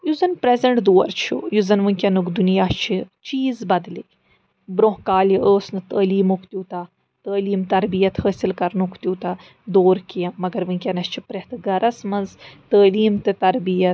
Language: Kashmiri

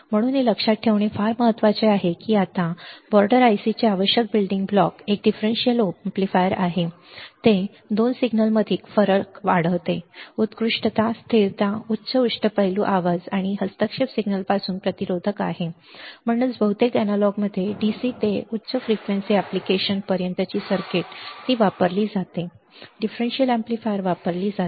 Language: Marathi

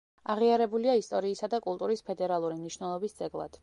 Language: Georgian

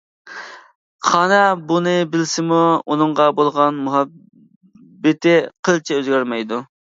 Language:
Uyghur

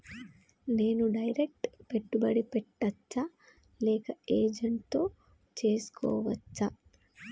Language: Telugu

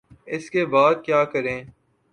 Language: Urdu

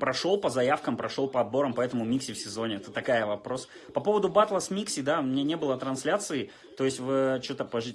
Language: Russian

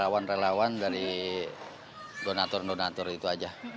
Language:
Indonesian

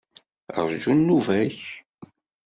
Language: Kabyle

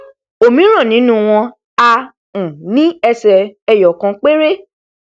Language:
Yoruba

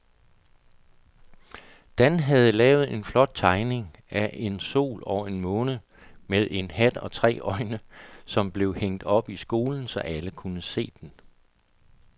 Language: Danish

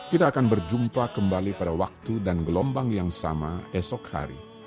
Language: Indonesian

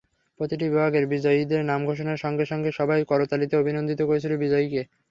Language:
Bangla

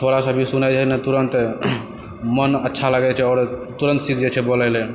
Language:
Maithili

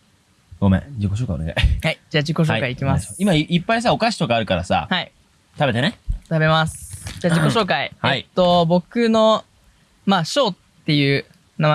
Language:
Japanese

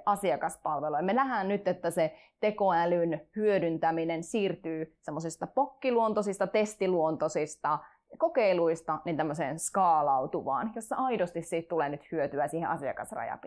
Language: Finnish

